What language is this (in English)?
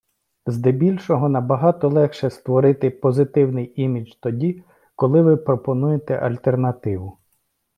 Ukrainian